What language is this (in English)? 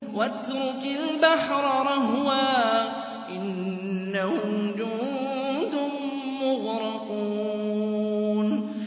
Arabic